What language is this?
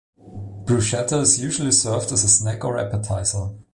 English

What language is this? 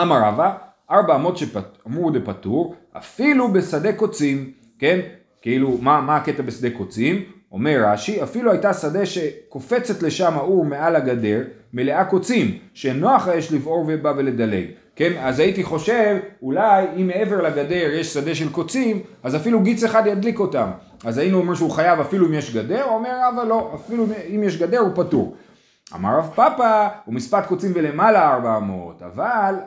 Hebrew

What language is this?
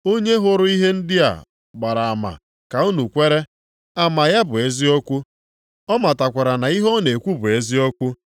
Igbo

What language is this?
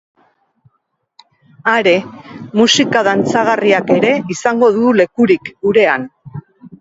Basque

